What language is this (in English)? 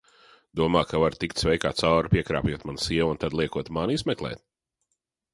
Latvian